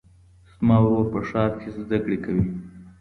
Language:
Pashto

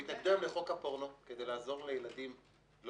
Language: Hebrew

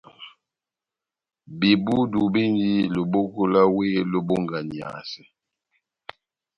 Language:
Batanga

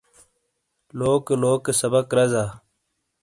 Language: Shina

